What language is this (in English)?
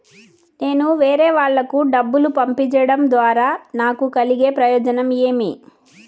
Telugu